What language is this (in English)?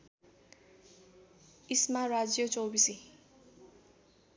Nepali